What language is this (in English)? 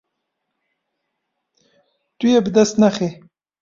Kurdish